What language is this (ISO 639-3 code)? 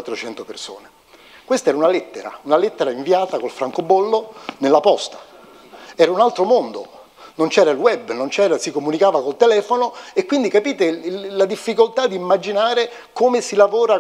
ita